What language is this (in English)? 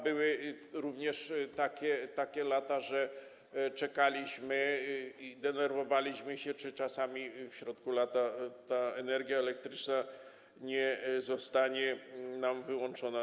Polish